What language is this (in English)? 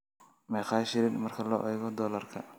Somali